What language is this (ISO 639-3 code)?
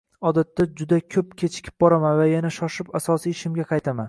uzb